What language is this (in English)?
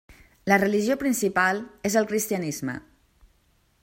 Catalan